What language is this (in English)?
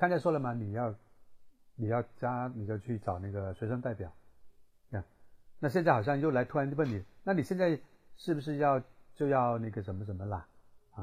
Chinese